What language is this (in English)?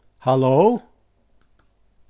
Faroese